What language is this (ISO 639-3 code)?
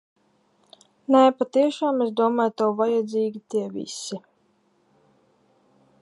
lav